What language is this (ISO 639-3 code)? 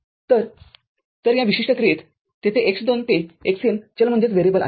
mar